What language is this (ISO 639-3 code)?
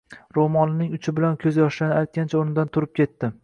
uzb